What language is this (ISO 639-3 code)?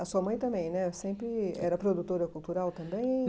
por